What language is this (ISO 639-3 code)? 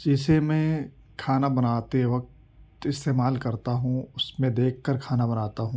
urd